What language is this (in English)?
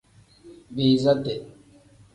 Tem